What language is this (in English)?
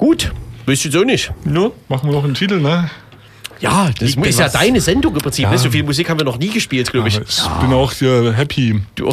German